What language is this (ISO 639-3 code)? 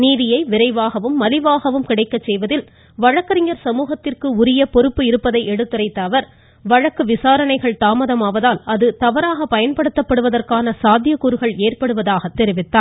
tam